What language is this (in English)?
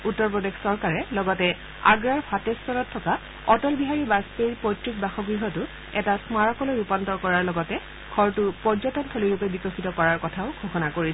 Assamese